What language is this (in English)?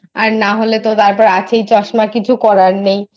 Bangla